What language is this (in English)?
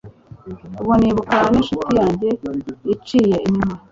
Kinyarwanda